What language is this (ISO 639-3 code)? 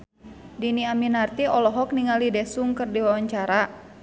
sun